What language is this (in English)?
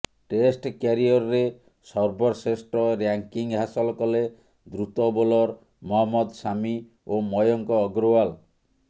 Odia